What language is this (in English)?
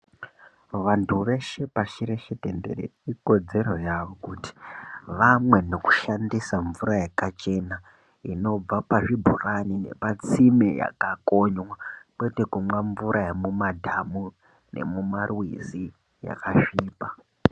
Ndau